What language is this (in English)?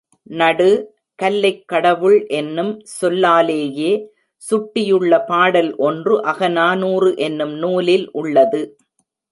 Tamil